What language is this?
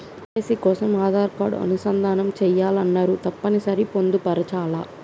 Telugu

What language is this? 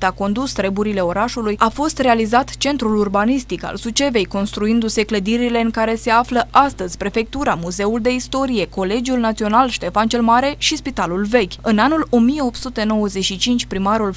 Romanian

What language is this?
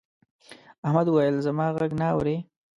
Pashto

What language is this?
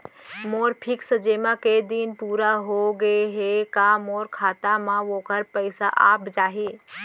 Chhattisgarhi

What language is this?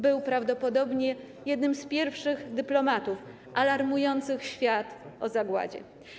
Polish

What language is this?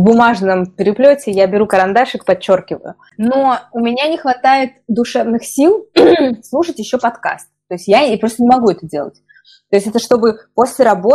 Russian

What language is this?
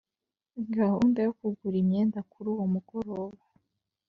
Kinyarwanda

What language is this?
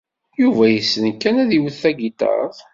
Kabyle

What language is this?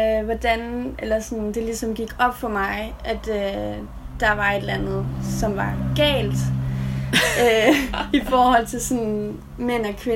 Danish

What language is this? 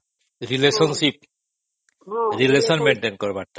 Odia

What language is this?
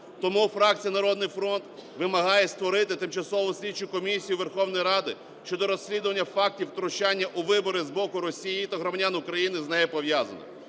Ukrainian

